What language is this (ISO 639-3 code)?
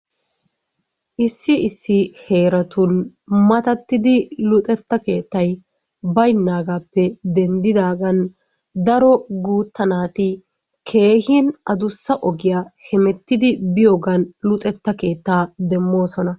wal